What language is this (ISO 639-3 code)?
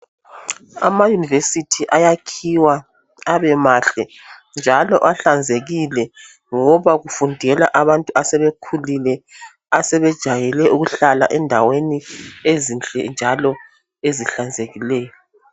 nde